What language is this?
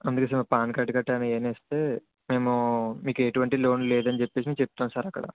Telugu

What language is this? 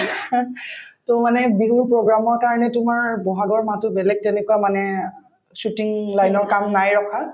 Assamese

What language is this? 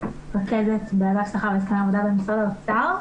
Hebrew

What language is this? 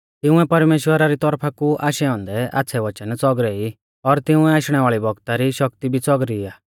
Mahasu Pahari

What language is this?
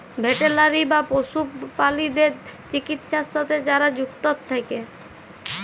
Bangla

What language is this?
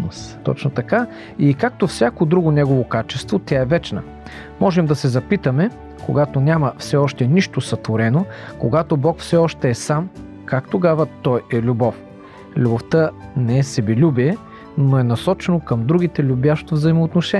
Bulgarian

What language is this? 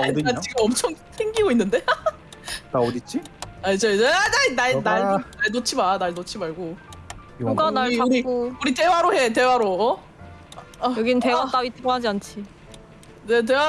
Korean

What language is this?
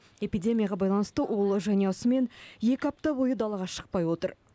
Kazakh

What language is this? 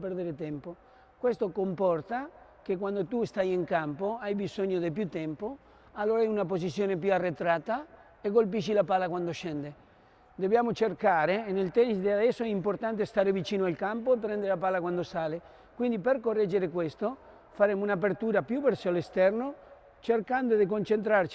Italian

